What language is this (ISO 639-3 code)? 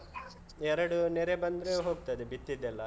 kan